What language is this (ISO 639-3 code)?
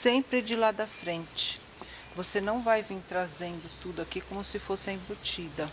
por